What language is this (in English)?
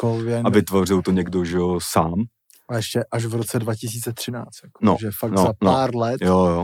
Czech